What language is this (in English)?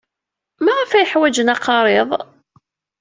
Kabyle